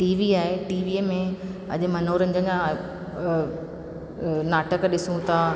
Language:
Sindhi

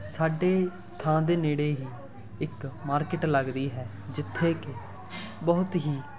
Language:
Punjabi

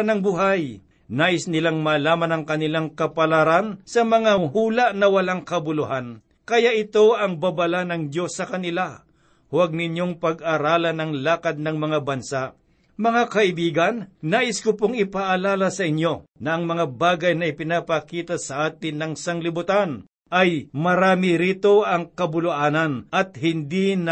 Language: Filipino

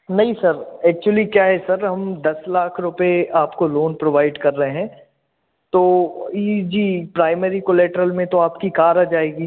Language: Hindi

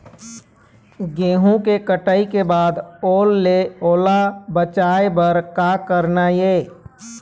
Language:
Chhattisgarhi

